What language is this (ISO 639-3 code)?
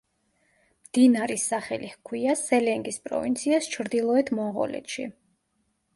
kat